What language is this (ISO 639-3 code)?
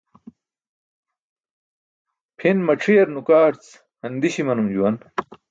bsk